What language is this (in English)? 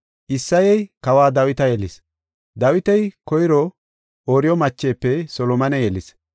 Gofa